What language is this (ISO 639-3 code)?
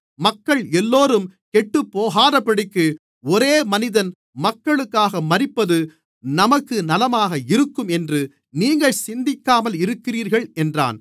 tam